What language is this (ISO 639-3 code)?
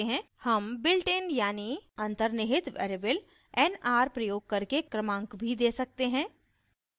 hin